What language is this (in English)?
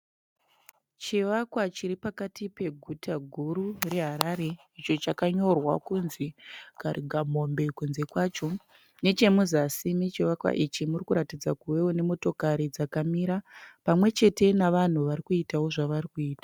Shona